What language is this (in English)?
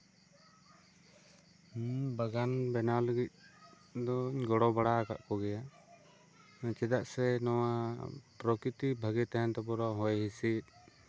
Santali